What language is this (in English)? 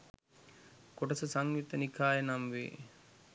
Sinhala